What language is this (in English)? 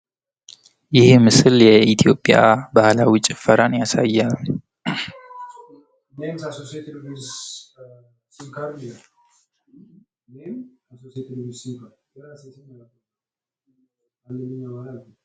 Amharic